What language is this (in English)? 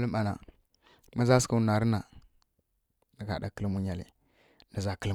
Kirya-Konzəl